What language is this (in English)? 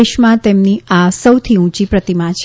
Gujarati